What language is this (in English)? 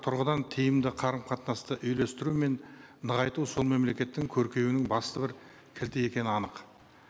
Kazakh